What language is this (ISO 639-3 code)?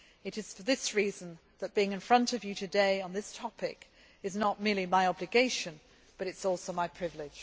eng